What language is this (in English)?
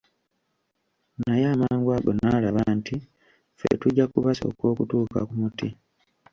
Ganda